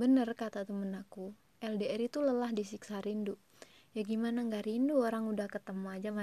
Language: Indonesian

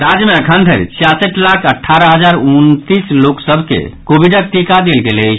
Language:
Maithili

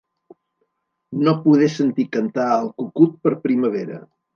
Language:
Catalan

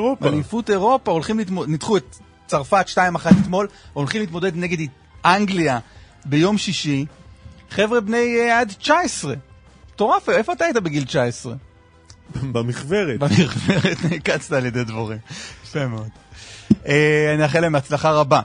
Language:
Hebrew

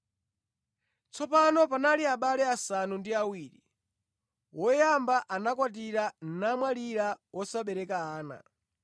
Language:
Nyanja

